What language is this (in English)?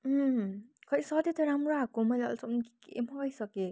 Nepali